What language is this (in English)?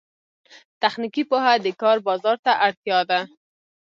Pashto